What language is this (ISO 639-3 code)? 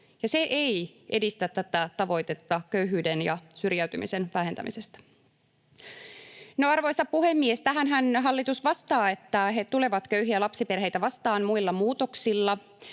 fin